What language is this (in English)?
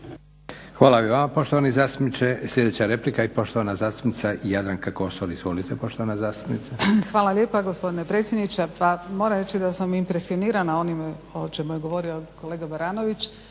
Croatian